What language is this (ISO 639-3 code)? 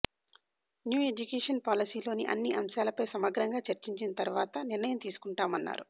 tel